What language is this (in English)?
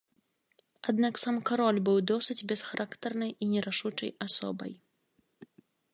Belarusian